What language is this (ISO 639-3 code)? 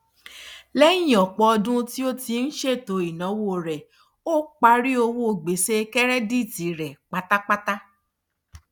yor